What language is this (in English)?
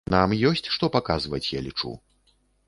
Belarusian